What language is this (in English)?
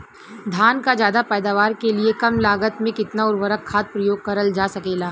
Bhojpuri